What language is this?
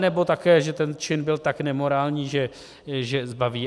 Czech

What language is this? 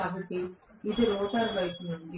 Telugu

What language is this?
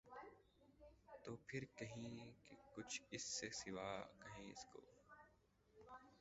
Urdu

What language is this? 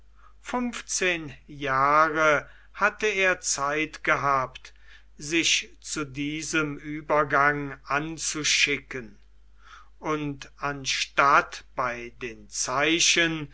German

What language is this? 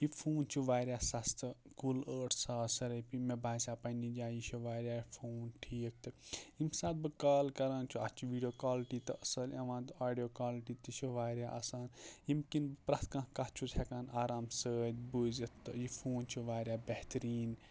Kashmiri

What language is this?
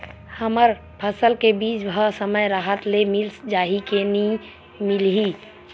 Chhattisgarhi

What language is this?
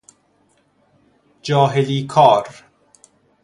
Persian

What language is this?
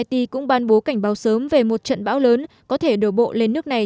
Vietnamese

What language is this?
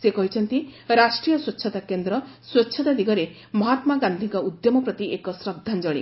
Odia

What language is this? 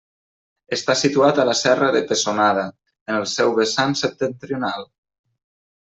Catalan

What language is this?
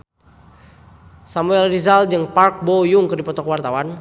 Sundanese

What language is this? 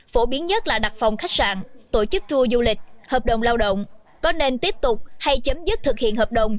Vietnamese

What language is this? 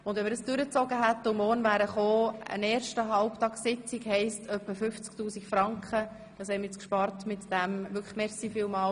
Swiss German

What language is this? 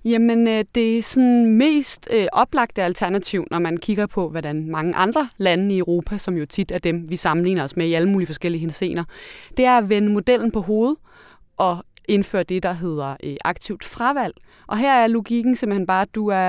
Danish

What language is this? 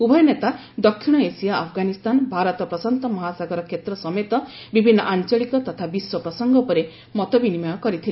Odia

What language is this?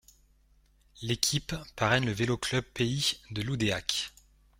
French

